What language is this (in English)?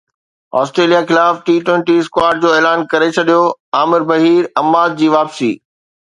Sindhi